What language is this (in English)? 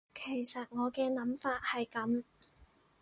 Cantonese